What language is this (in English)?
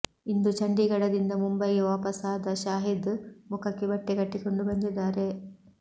Kannada